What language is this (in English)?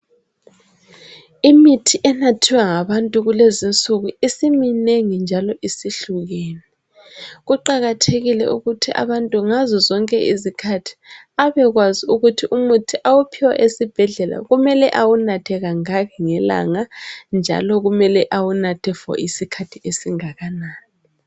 North Ndebele